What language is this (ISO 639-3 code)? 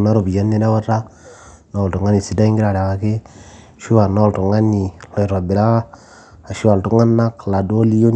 mas